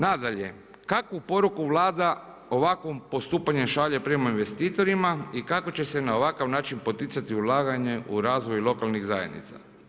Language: Croatian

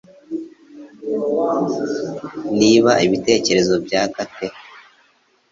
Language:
Kinyarwanda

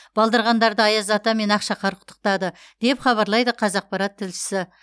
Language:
Kazakh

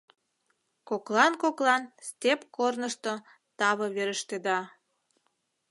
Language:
Mari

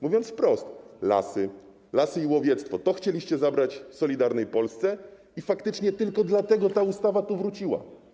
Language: Polish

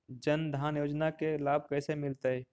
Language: Magahi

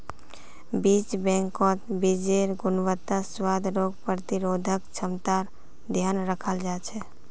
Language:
Magahi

